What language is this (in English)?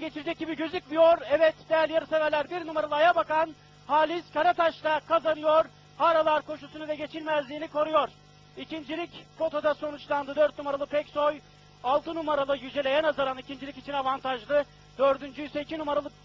Turkish